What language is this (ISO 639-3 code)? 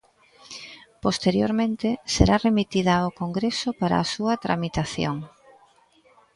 glg